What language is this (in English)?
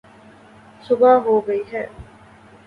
Urdu